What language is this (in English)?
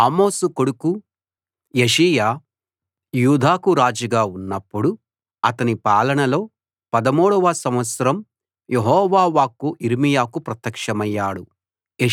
Telugu